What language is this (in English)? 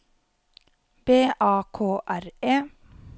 Norwegian